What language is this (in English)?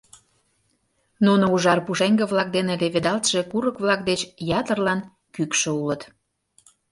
Mari